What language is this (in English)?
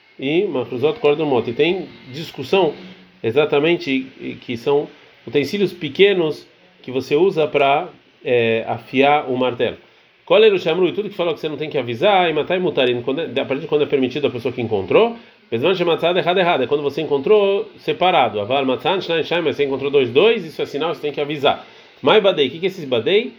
Portuguese